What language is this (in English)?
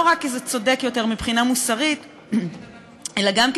Hebrew